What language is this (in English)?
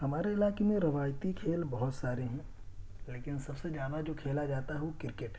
Urdu